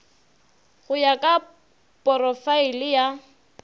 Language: Northern Sotho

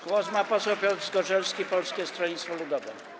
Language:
Polish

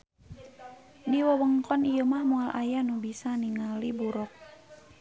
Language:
Sundanese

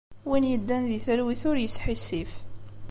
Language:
Kabyle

